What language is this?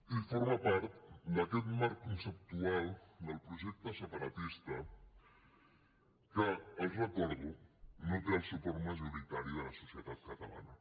Catalan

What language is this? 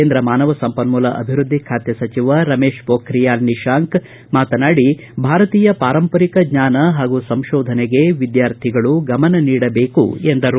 Kannada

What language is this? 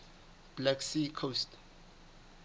Southern Sotho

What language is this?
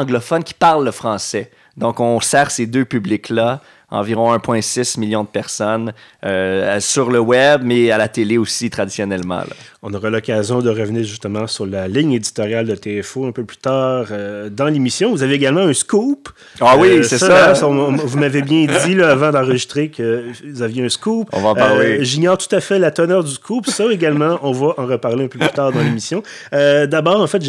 French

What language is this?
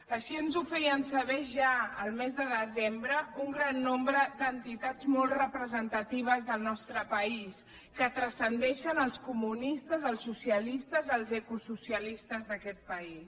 Catalan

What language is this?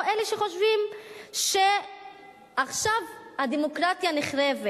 Hebrew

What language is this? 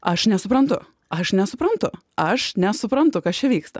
Lithuanian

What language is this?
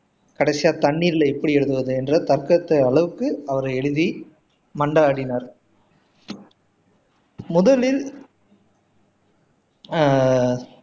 Tamil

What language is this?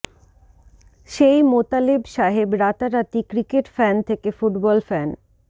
Bangla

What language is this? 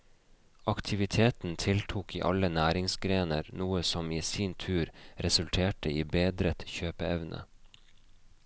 Norwegian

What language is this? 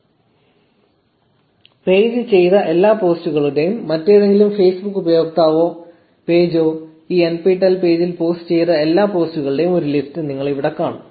Malayalam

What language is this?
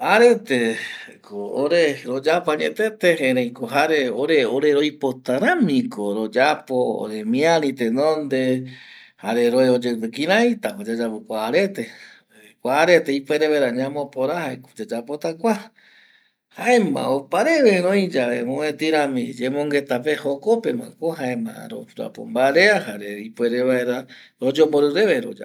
Eastern Bolivian Guaraní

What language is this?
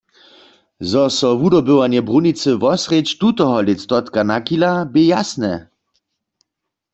Upper Sorbian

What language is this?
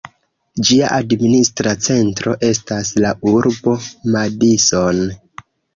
Esperanto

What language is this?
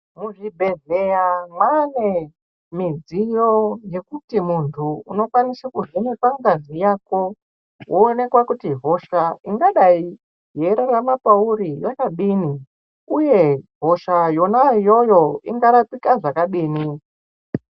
Ndau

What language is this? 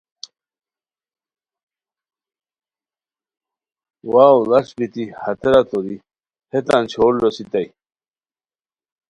Khowar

